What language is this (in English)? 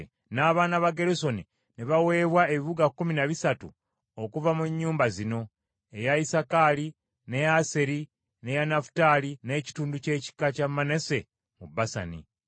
Ganda